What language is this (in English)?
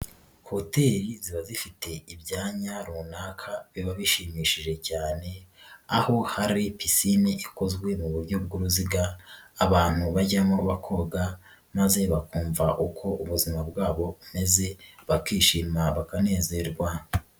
Kinyarwanda